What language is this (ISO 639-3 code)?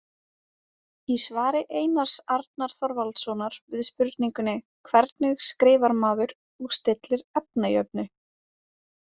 isl